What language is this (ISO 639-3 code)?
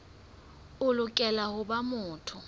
sot